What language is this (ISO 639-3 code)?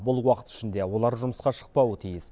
kaz